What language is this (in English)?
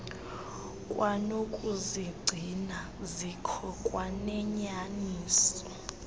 Xhosa